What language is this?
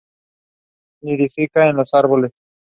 Spanish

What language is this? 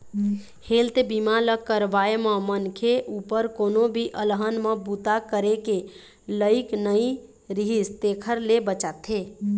Chhattisgarhi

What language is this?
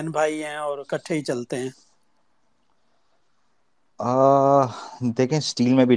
Urdu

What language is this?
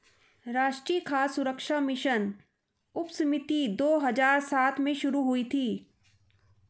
Hindi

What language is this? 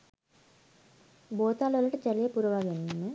Sinhala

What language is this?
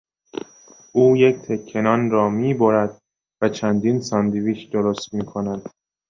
Persian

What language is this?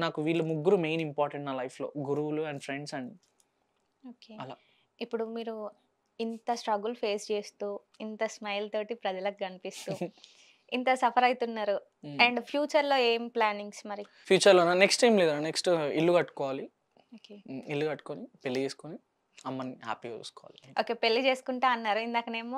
Telugu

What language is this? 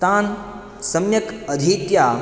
Sanskrit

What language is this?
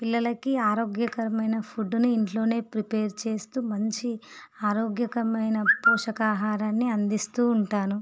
Telugu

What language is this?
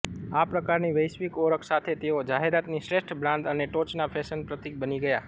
Gujarati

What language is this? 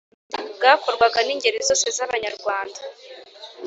Kinyarwanda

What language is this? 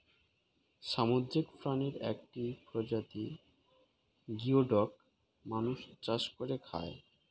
Bangla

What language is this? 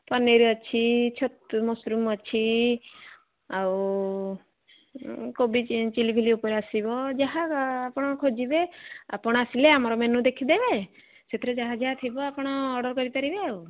Odia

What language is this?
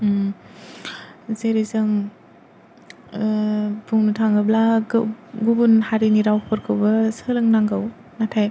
Bodo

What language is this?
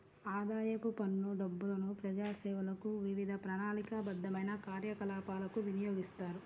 Telugu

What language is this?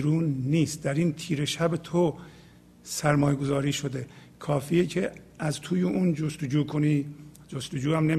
Persian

